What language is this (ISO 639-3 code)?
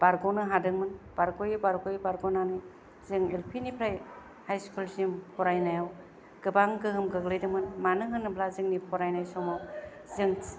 brx